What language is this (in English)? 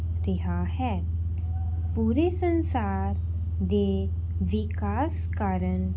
Punjabi